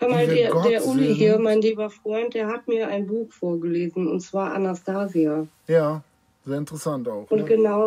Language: German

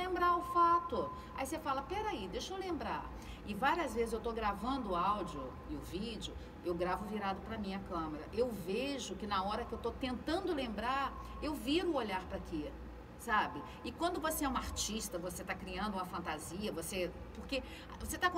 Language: Portuguese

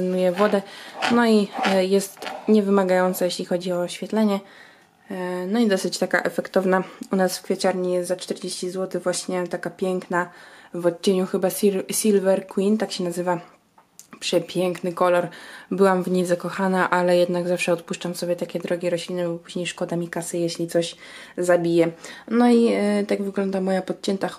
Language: Polish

